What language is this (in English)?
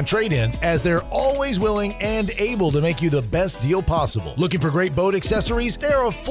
English